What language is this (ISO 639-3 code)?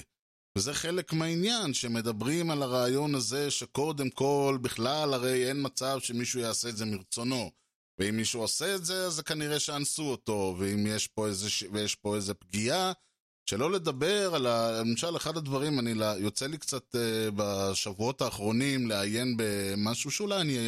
heb